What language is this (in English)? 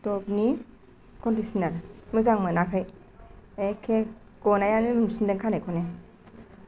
Bodo